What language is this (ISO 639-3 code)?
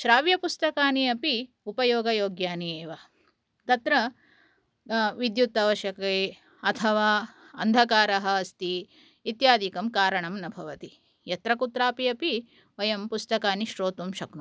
san